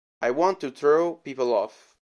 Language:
Italian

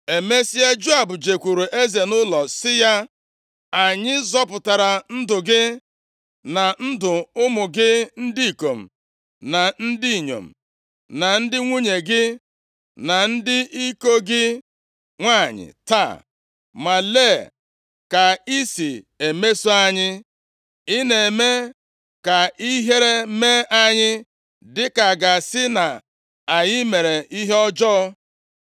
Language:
Igbo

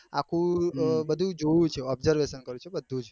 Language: Gujarati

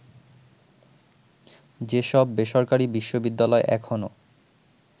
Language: Bangla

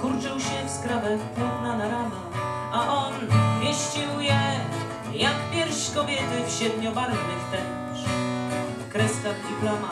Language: Polish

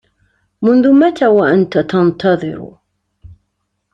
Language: Arabic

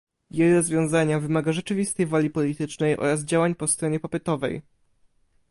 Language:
Polish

